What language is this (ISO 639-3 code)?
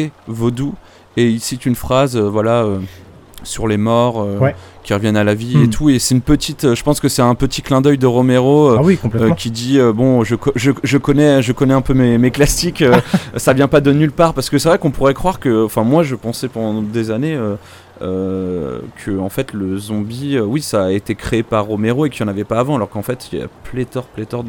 fra